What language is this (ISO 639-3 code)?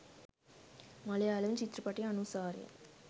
sin